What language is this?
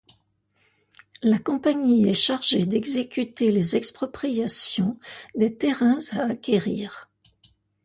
French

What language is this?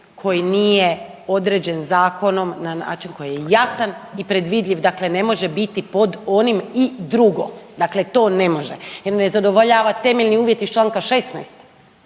Croatian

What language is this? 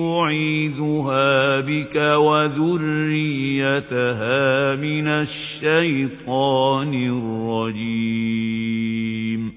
Arabic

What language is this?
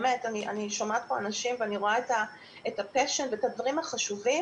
Hebrew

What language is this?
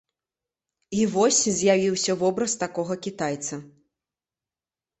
Belarusian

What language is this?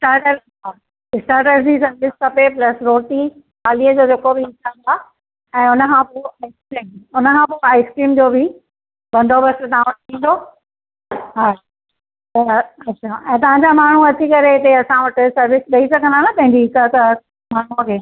Sindhi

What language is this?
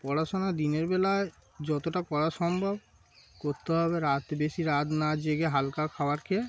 Bangla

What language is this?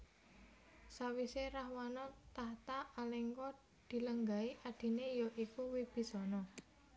Javanese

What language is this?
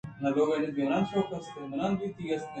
Eastern Balochi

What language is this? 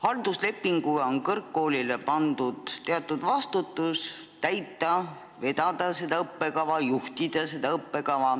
Estonian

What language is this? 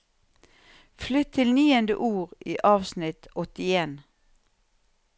Norwegian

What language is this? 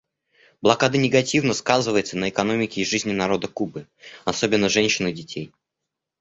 Russian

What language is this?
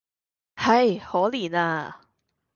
Cantonese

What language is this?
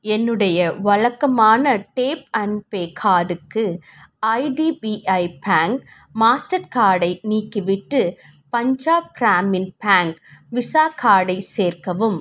Tamil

